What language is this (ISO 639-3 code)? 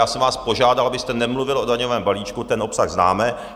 ces